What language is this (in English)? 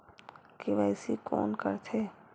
Chhattisgarhi